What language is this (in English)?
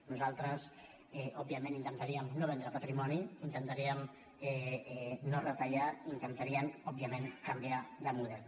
Catalan